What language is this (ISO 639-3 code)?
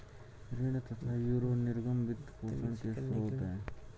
hin